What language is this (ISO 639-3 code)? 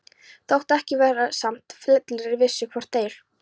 isl